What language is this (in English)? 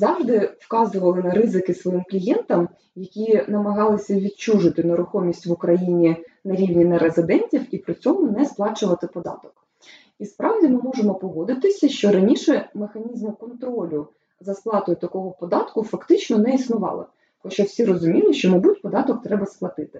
Ukrainian